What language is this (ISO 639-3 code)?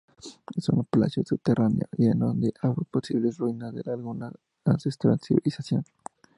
spa